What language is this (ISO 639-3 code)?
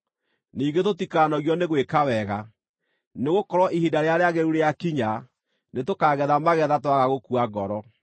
kik